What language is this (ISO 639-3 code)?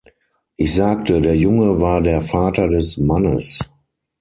deu